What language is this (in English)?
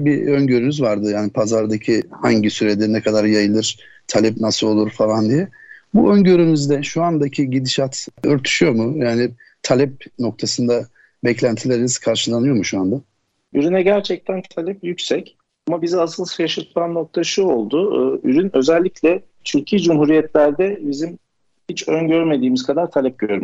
Turkish